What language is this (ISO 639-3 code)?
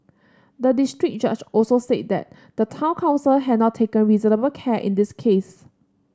eng